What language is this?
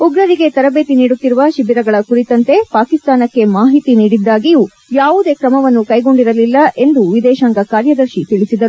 Kannada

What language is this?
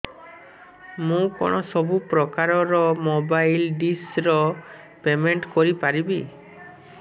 Odia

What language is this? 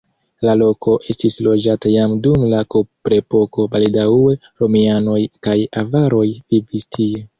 Esperanto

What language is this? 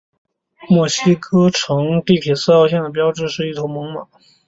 Chinese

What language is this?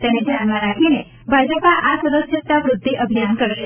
Gujarati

